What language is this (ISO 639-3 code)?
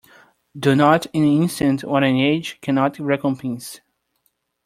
eng